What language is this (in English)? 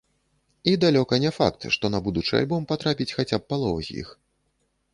Belarusian